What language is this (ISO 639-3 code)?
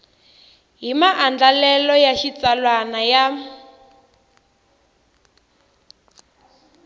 tso